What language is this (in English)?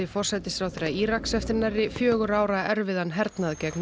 Icelandic